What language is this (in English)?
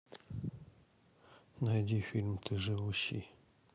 Russian